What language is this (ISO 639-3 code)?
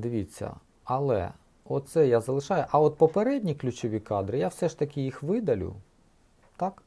ukr